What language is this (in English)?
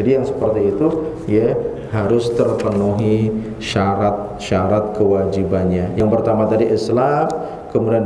Indonesian